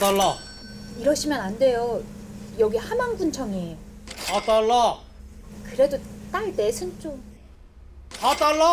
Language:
Korean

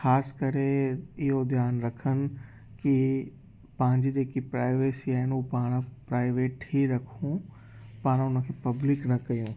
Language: Sindhi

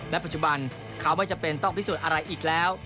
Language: Thai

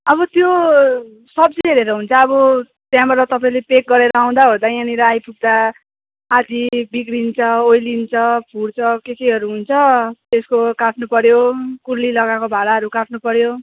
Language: Nepali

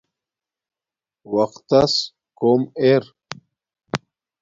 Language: Domaaki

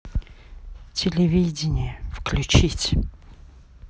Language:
Russian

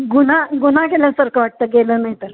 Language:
Marathi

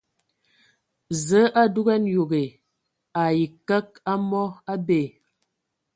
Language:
Ewondo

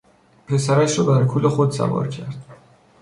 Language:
Persian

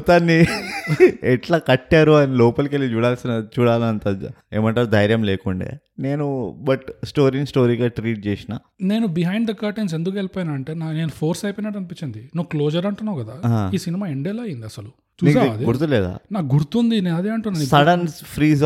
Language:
Telugu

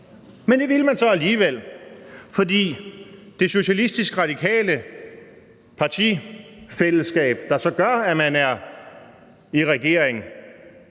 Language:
Danish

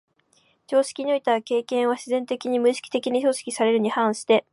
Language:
Japanese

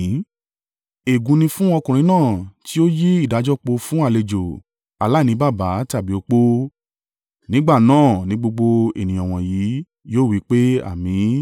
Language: Yoruba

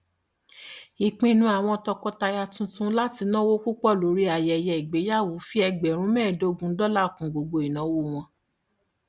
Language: Yoruba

